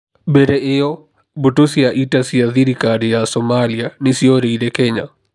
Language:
Kikuyu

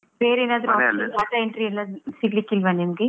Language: Kannada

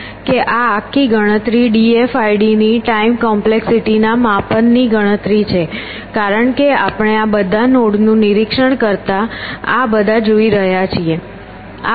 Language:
Gujarati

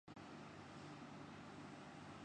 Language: Urdu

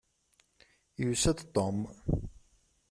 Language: Kabyle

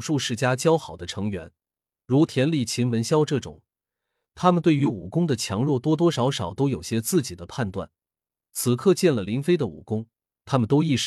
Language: Chinese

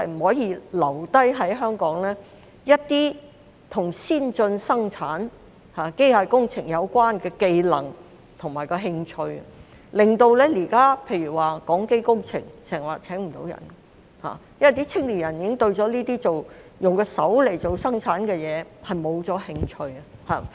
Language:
Cantonese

